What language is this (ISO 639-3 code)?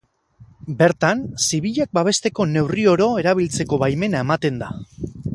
eus